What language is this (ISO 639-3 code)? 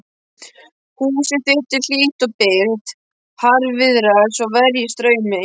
isl